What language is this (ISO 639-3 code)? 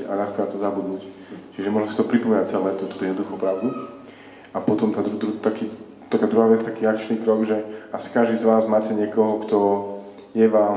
slk